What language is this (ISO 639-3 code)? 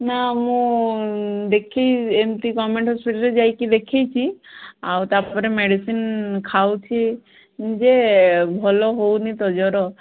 ori